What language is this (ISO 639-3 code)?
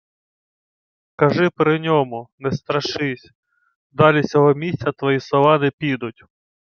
ukr